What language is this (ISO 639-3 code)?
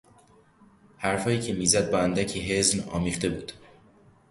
fas